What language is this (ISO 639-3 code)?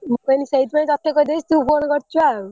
ori